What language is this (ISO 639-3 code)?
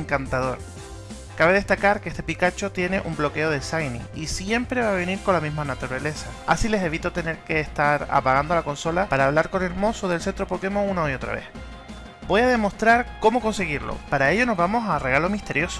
spa